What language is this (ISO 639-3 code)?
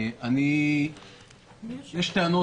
heb